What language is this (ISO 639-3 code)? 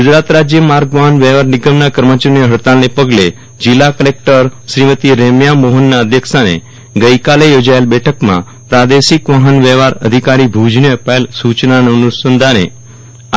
guj